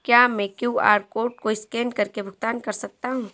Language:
Hindi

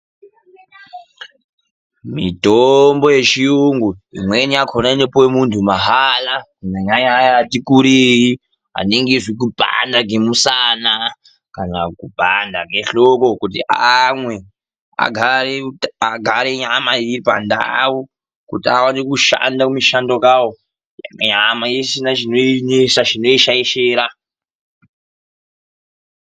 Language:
Ndau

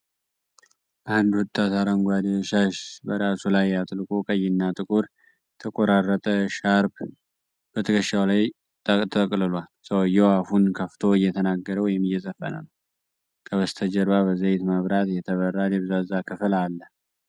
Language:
Amharic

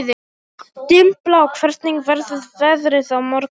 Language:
Icelandic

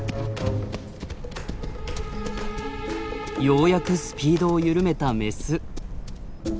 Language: Japanese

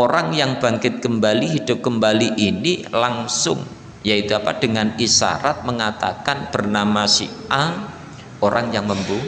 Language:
Indonesian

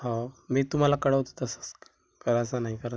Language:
Marathi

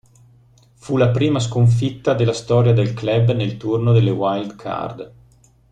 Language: Italian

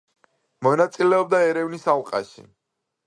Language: Georgian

